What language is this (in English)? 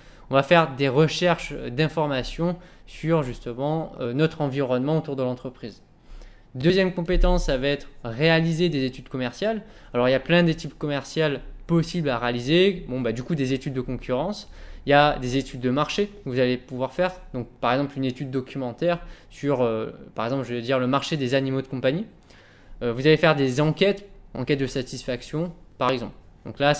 French